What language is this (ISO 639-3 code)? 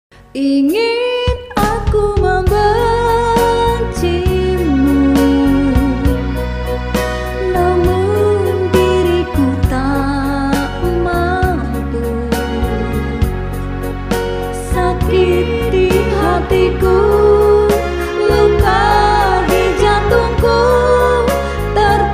ind